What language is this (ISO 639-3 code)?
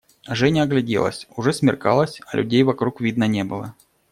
rus